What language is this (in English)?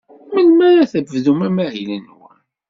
Kabyle